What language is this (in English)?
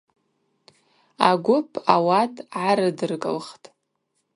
Abaza